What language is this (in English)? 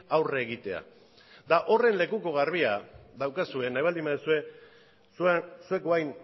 Basque